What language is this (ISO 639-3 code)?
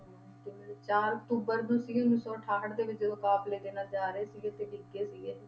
pan